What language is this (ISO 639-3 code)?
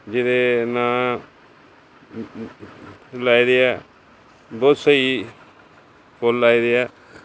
pan